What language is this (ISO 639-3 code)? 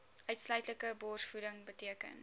afr